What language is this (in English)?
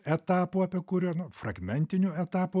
Lithuanian